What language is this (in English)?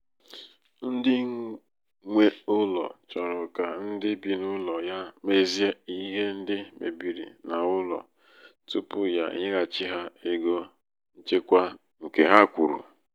Igbo